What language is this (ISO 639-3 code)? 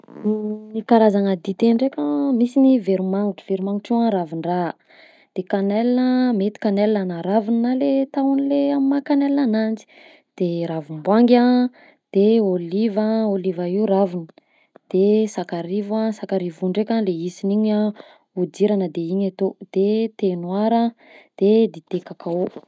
bzc